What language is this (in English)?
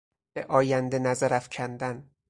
Persian